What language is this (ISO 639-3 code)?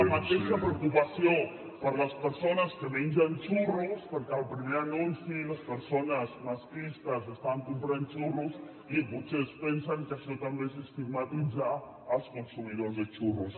cat